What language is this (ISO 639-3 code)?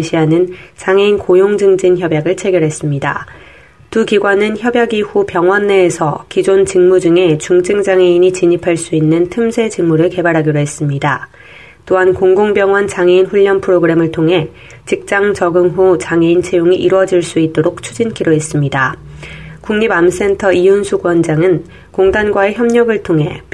kor